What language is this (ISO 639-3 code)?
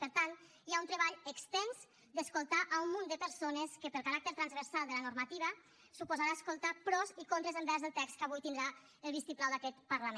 cat